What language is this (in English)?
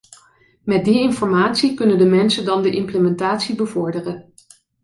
Dutch